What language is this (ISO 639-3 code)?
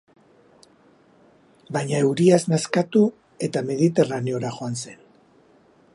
eus